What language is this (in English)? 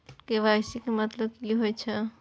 Maithili